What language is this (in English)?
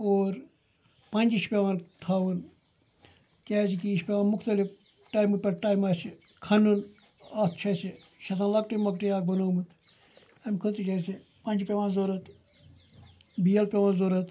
Kashmiri